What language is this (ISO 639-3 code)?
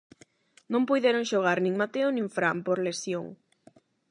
glg